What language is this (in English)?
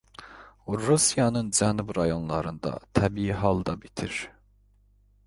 Azerbaijani